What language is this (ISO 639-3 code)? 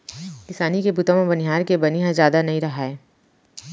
hne